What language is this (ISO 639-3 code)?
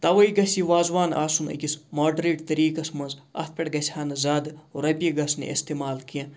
kas